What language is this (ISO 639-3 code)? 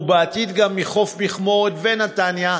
heb